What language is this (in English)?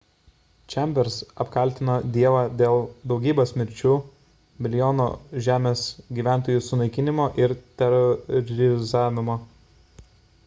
Lithuanian